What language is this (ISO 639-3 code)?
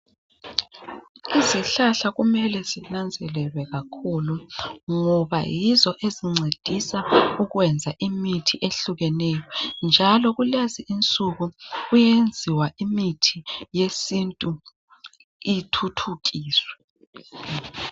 nde